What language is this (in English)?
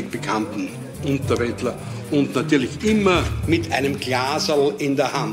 German